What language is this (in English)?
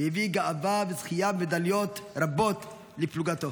Hebrew